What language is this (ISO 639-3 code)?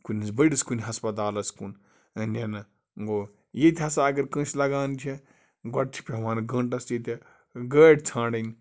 kas